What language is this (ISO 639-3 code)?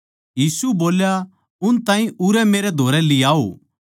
bgc